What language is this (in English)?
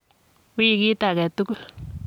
Kalenjin